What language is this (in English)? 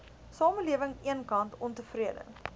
Afrikaans